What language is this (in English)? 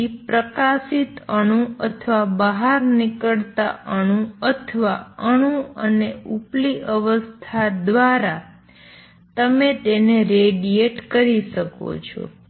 Gujarati